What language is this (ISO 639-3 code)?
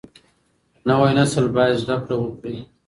pus